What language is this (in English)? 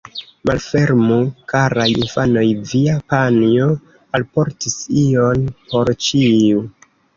Esperanto